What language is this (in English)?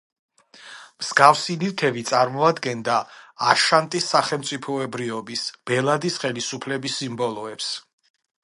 Georgian